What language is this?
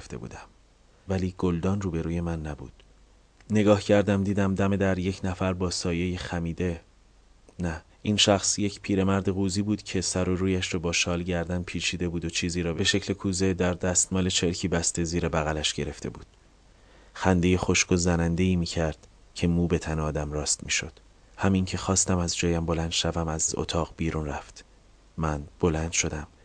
Persian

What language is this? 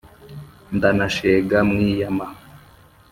Kinyarwanda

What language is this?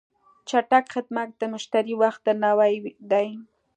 Pashto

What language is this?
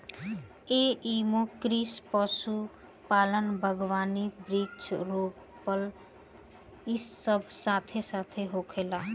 Bhojpuri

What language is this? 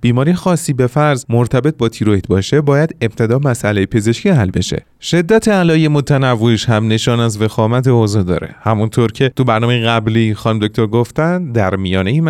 Persian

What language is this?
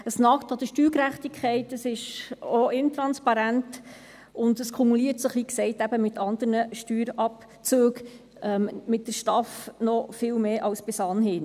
Swiss German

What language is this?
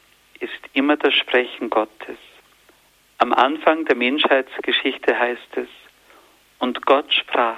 German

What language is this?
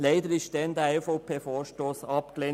Swiss German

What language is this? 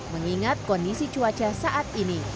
Indonesian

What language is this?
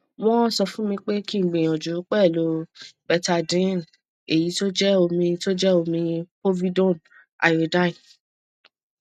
Yoruba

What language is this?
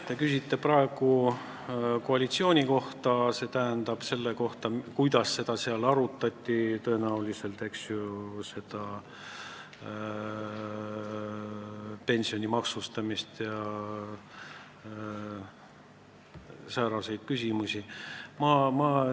Estonian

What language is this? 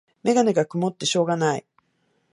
Japanese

